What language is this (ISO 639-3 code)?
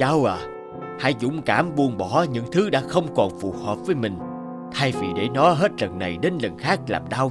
vie